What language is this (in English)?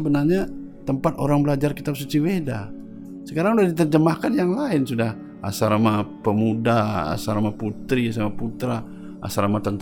Indonesian